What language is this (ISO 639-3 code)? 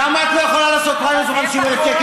heb